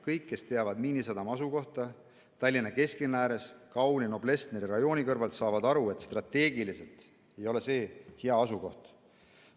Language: Estonian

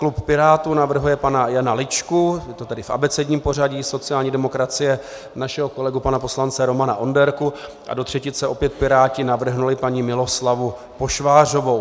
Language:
Czech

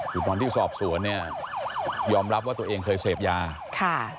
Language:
Thai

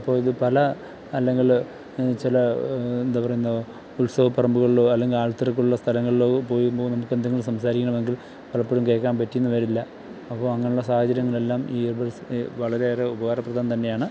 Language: Malayalam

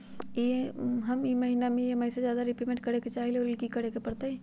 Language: Magahi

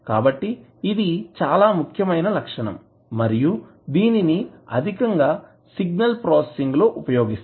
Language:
Telugu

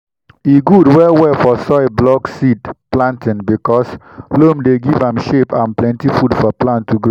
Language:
Nigerian Pidgin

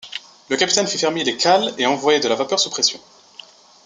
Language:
French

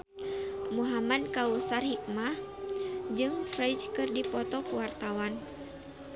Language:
Sundanese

